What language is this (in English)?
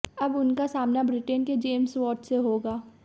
Hindi